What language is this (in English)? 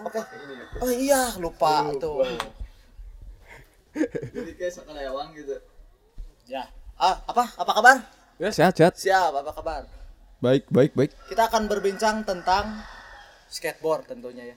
Indonesian